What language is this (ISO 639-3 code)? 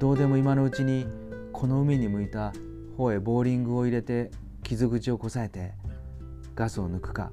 jpn